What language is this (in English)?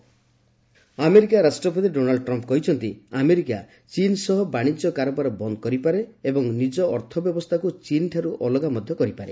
Odia